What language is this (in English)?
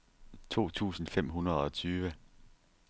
Danish